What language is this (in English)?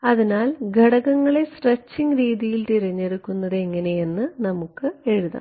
Malayalam